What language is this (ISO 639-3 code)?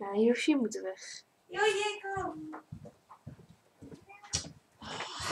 nld